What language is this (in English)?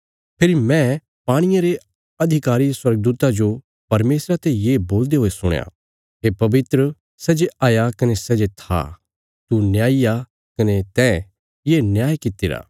Bilaspuri